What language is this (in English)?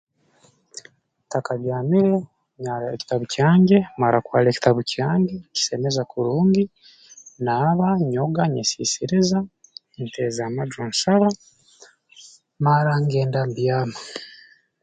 Tooro